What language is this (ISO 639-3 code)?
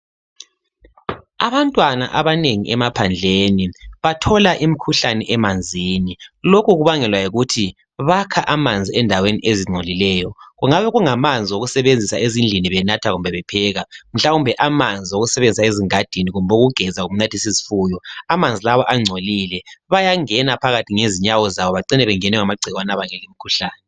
nde